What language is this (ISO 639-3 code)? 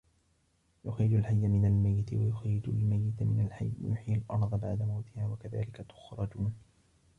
ara